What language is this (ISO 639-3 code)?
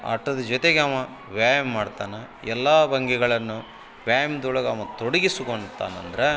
kan